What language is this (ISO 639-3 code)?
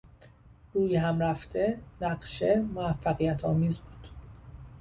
fas